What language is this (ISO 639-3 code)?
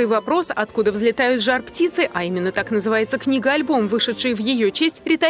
rus